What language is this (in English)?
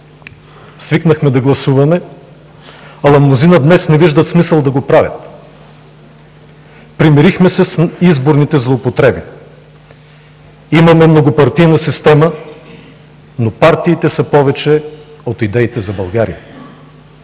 Bulgarian